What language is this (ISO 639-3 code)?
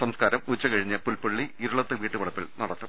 mal